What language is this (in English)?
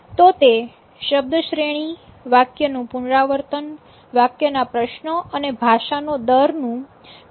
Gujarati